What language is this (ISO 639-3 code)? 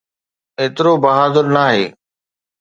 snd